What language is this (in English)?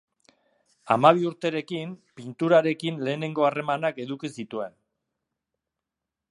Basque